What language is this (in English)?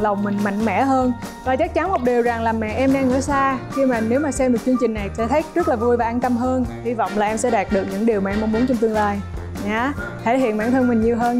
Vietnamese